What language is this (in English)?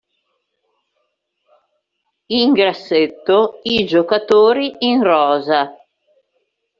Italian